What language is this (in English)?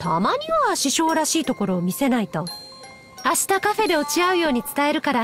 Japanese